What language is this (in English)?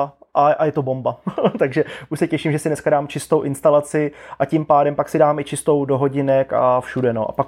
Czech